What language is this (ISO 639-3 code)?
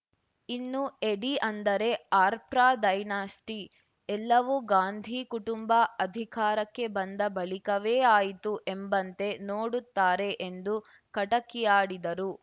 kan